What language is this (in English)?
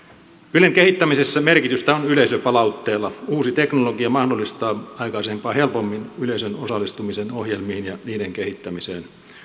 Finnish